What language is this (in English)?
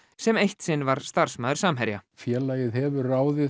Icelandic